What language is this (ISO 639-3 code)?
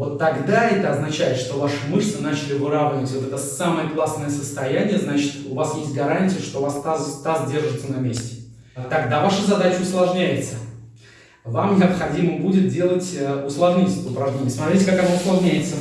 rus